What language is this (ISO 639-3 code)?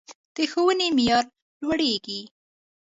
pus